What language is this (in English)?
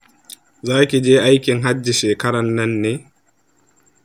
Hausa